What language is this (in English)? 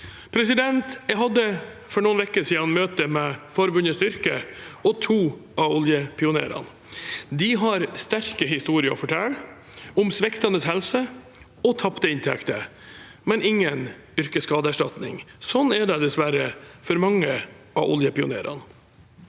Norwegian